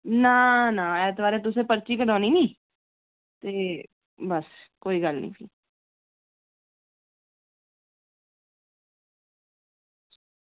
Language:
Dogri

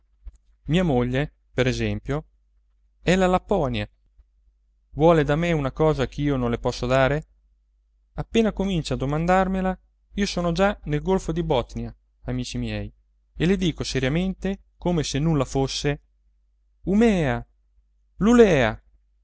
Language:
Italian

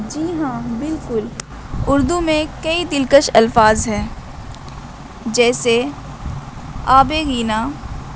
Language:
Urdu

